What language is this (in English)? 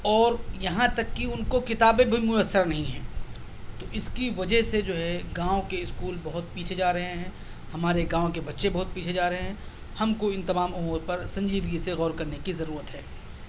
Urdu